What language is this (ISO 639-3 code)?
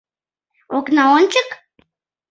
chm